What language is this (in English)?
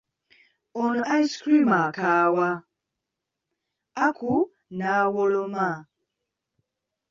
Ganda